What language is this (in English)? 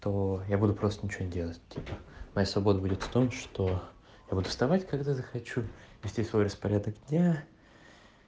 Russian